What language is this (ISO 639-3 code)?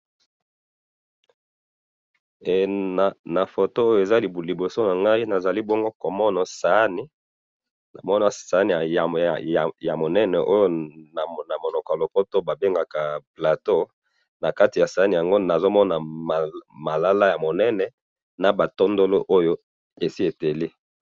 lin